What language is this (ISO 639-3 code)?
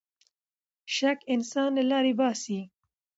pus